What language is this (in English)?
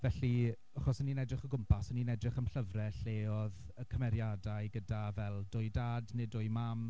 Welsh